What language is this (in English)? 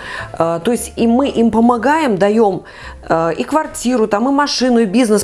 Russian